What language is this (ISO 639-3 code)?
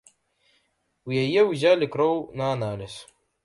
bel